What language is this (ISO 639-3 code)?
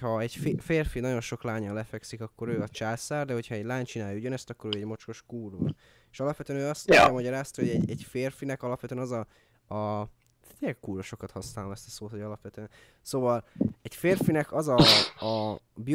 hun